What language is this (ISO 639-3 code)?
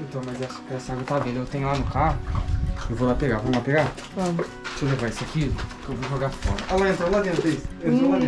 por